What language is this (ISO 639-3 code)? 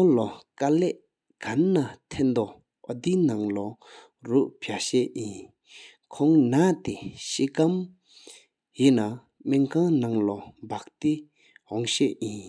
sip